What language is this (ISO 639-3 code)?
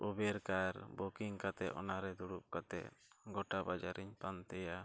sat